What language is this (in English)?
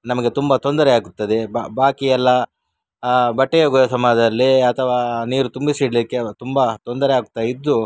Kannada